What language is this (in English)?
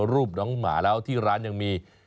Thai